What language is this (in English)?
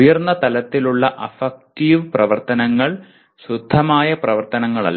Malayalam